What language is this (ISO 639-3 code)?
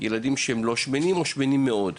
heb